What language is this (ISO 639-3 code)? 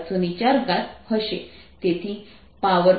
guj